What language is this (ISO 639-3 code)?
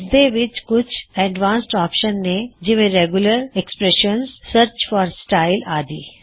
pan